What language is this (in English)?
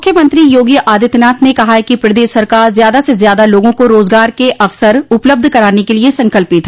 Hindi